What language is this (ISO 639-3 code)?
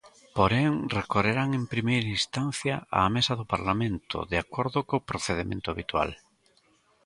glg